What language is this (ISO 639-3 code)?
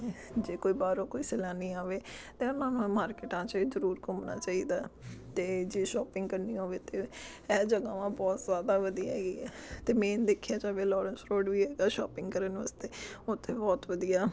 pan